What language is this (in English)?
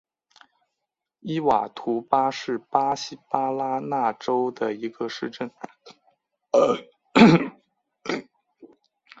Chinese